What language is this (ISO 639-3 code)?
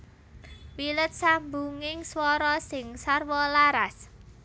jav